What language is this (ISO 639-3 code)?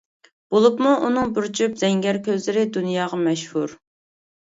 uig